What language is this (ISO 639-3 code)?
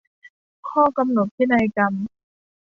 tha